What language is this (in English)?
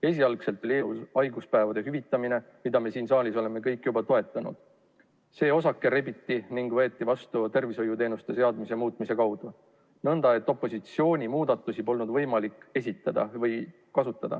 Estonian